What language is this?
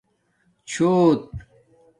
Domaaki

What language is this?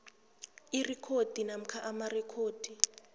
South Ndebele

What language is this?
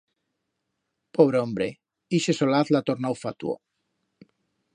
Aragonese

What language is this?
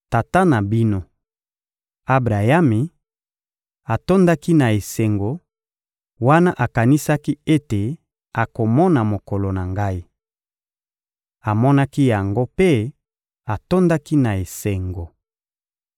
Lingala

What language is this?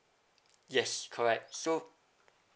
English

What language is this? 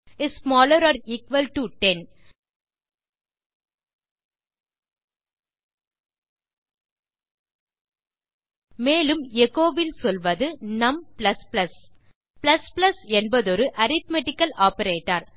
Tamil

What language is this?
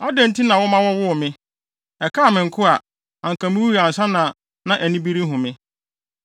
Akan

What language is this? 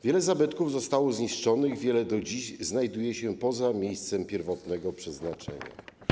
Polish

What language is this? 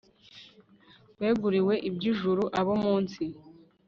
Kinyarwanda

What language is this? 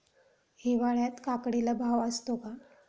Marathi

